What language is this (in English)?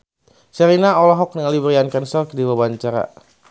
Sundanese